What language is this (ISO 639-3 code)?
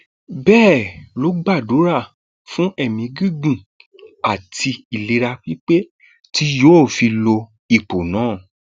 yor